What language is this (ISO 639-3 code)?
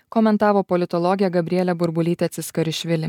lit